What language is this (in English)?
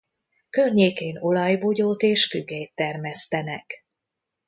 Hungarian